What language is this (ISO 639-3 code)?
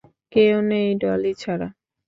ben